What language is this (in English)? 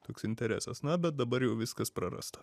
Lithuanian